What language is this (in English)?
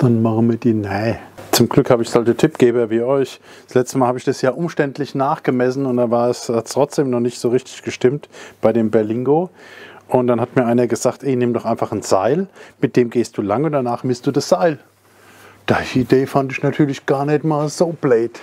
German